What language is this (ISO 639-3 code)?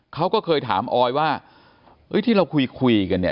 tha